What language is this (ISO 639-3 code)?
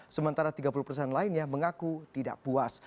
ind